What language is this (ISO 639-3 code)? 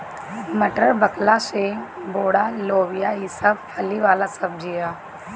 bho